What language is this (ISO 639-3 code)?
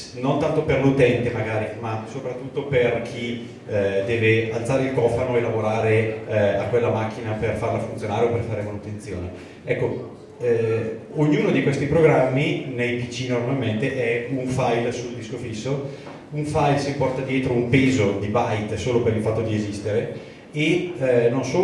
ita